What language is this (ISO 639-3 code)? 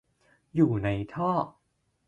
tha